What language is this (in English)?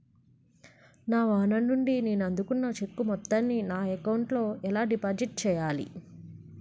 Telugu